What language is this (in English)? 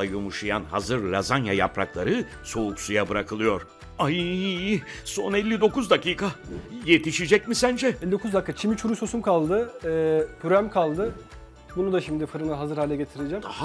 Turkish